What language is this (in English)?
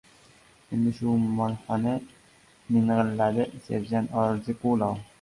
Uzbek